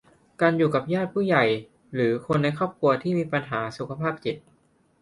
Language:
Thai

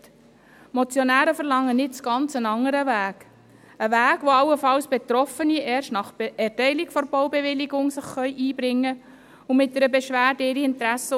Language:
Swiss German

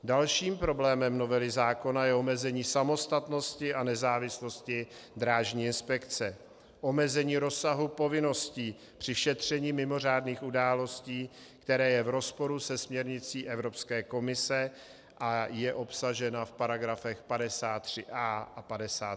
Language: Czech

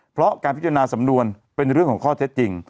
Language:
Thai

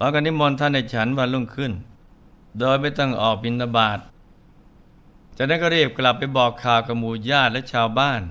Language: Thai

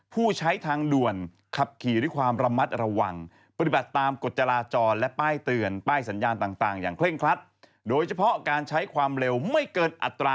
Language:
Thai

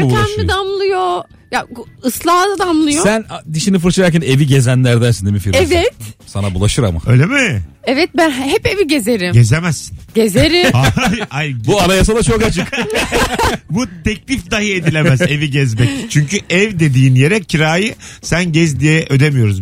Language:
Turkish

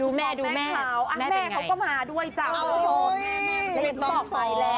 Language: Thai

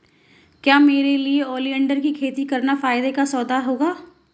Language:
Hindi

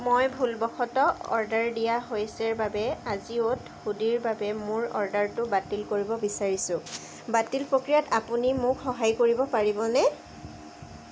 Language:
Assamese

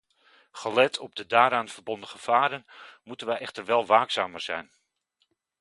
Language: Dutch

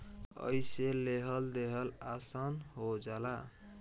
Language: Bhojpuri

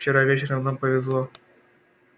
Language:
Russian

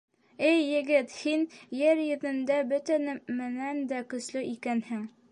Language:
Bashkir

